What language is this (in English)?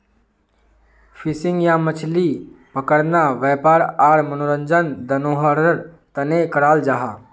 Magahi